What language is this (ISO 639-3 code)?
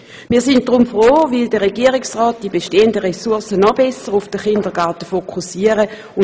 gsw